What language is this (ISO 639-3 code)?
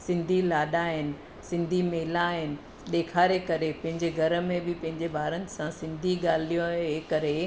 snd